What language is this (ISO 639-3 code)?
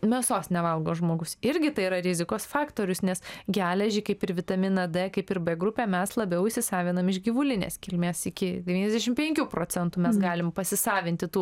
lit